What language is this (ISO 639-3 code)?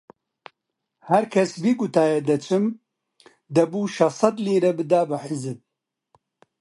ckb